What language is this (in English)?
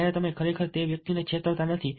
Gujarati